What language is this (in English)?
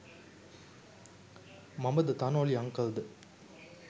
Sinhala